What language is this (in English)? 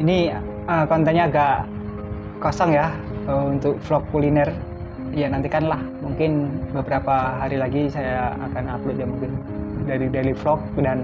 Indonesian